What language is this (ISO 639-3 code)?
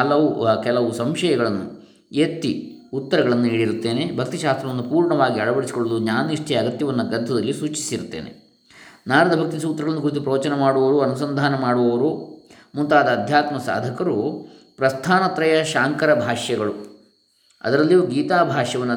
kan